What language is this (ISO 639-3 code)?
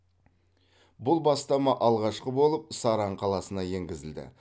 kaz